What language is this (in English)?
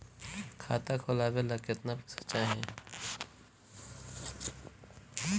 Bhojpuri